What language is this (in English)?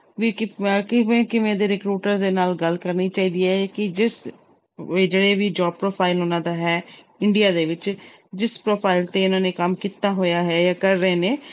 Punjabi